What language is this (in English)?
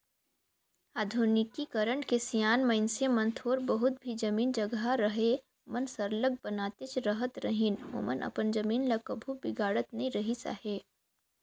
Chhattisgarhi